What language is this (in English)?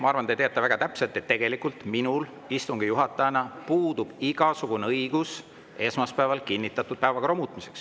Estonian